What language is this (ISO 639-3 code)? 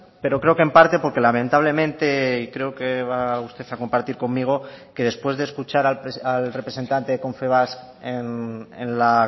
spa